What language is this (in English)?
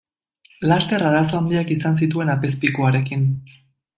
Basque